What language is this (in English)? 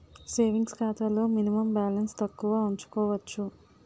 Telugu